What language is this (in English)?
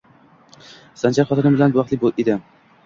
Uzbek